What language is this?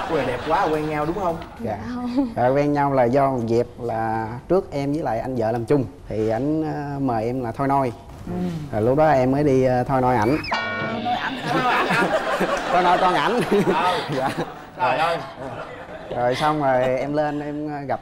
Vietnamese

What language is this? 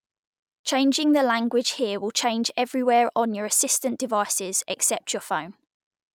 English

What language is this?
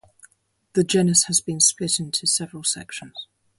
English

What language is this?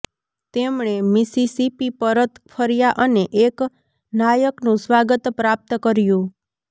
Gujarati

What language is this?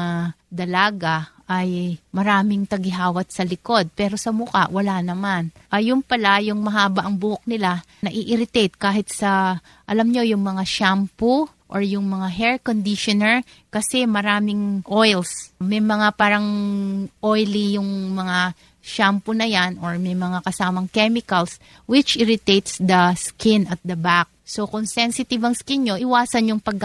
Filipino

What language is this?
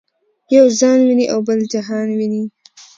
Pashto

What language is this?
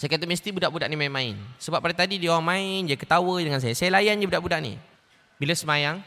Malay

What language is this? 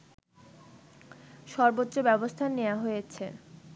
Bangla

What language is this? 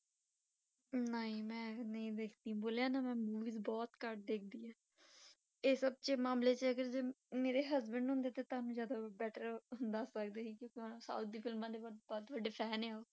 Punjabi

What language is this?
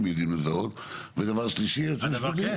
Hebrew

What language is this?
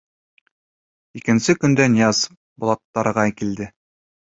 Bashkir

